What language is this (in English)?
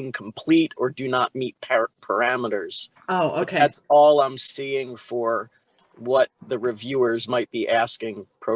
English